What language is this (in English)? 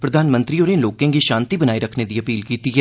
Dogri